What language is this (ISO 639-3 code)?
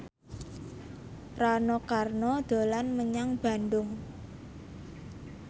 jav